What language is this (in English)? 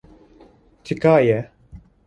Kurdish